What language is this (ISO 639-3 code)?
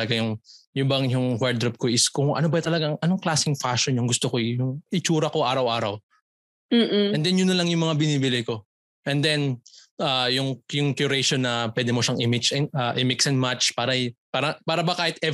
fil